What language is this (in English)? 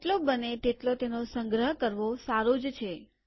Gujarati